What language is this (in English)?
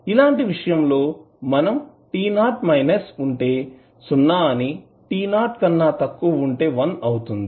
Telugu